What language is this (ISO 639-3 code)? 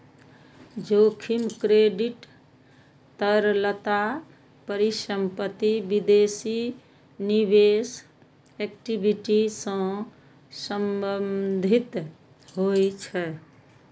mai